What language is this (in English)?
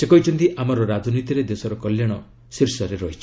Odia